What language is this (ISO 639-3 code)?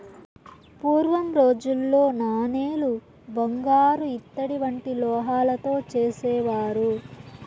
tel